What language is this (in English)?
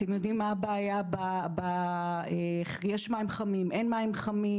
Hebrew